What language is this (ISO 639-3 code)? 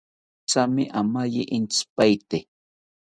cpy